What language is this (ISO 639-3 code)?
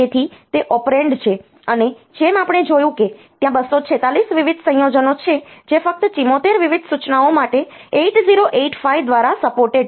guj